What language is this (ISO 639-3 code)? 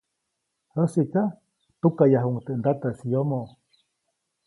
zoc